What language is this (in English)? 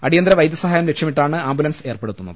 Malayalam